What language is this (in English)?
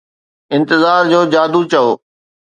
Sindhi